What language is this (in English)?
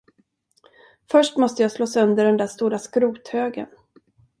Swedish